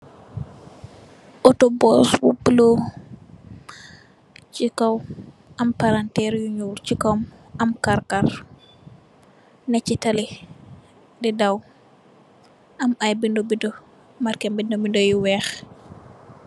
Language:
Wolof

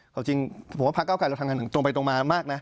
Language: Thai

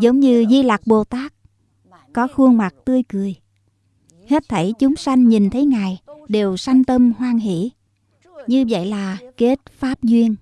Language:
Vietnamese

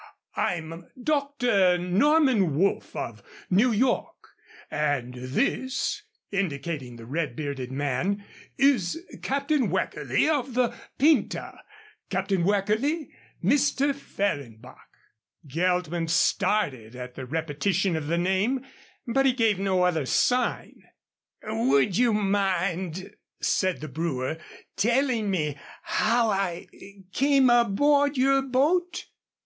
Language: English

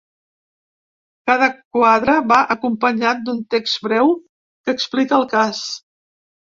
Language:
Catalan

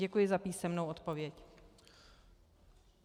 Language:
Czech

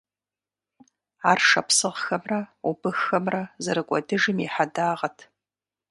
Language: Kabardian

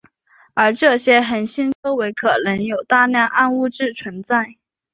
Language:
Chinese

